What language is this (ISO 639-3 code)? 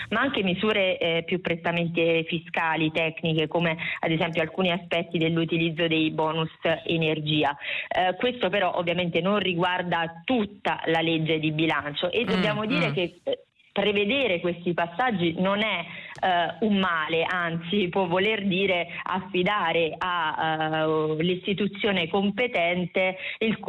ita